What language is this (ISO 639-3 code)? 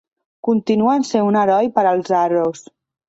cat